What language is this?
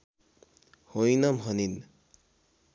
Nepali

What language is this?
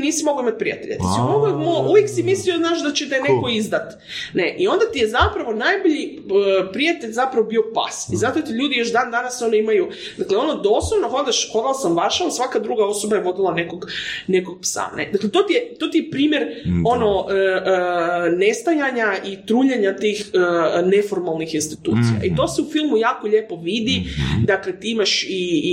Croatian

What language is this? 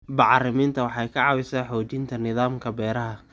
Somali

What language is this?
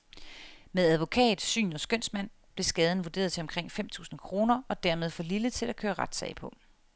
Danish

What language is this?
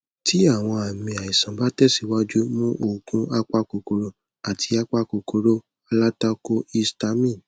Yoruba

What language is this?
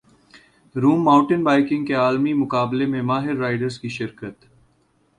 Urdu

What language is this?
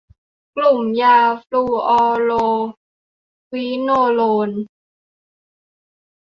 Thai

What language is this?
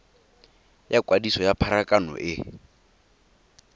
Tswana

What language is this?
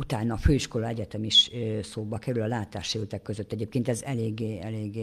Hungarian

